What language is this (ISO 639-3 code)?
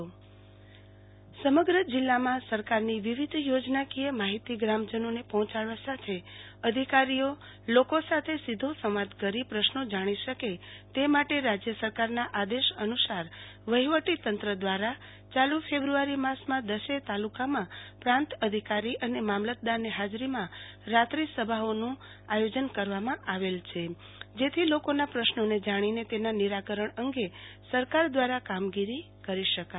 guj